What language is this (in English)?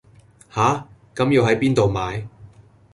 Cantonese